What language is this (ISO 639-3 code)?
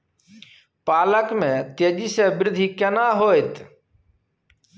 mai